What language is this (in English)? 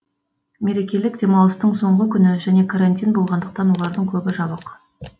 Kazakh